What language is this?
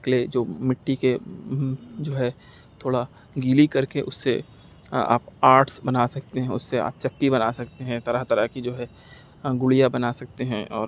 Urdu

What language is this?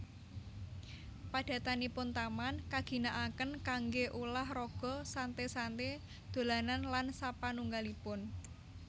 Javanese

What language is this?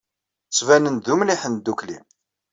Kabyle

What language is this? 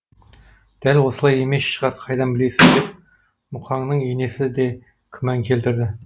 Kazakh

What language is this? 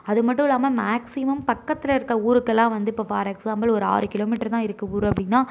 Tamil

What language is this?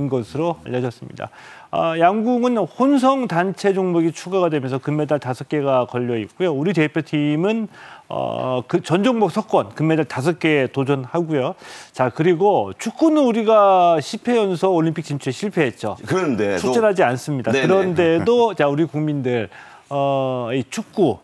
Korean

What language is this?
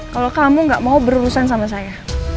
Indonesian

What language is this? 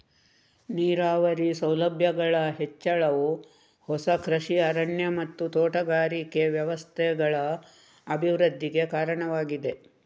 Kannada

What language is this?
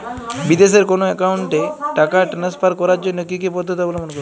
Bangla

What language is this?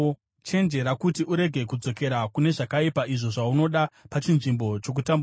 Shona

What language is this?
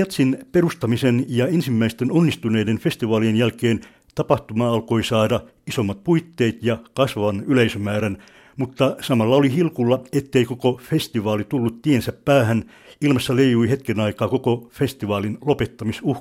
Finnish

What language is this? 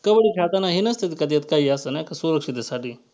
Marathi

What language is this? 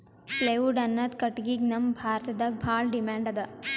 Kannada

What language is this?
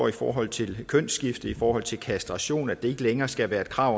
Danish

